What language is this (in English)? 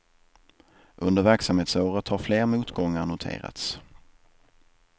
Swedish